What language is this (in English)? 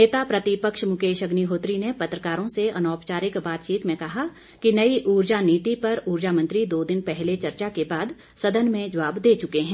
Hindi